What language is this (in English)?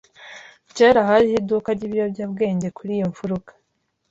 Kinyarwanda